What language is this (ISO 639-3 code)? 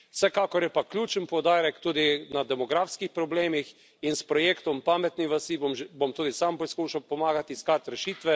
slv